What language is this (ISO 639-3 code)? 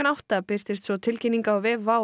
isl